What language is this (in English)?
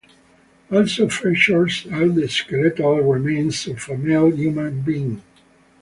English